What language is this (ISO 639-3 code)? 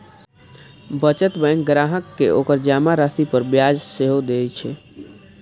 mai